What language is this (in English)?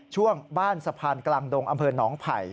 Thai